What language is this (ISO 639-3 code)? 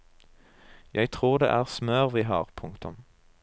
nor